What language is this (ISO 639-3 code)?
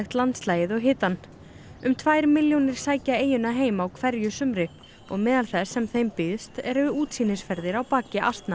isl